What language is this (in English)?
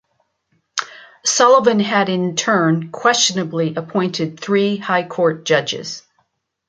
English